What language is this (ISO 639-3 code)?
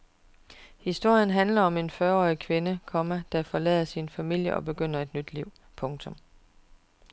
dan